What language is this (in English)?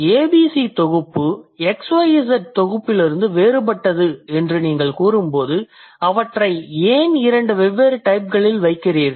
Tamil